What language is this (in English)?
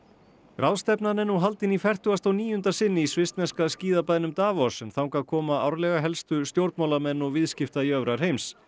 Icelandic